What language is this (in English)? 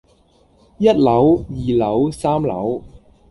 Cantonese